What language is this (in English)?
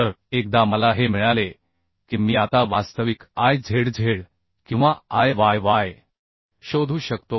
Marathi